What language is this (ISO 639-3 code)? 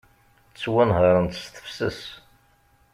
kab